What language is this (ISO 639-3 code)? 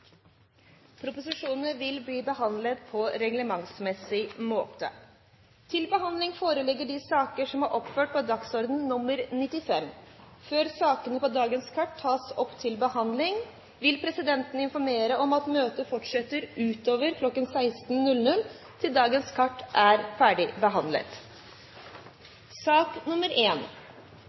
nno